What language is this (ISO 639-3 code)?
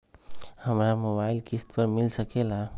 mag